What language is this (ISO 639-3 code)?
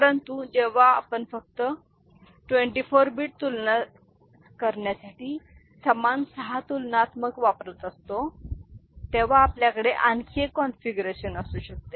mar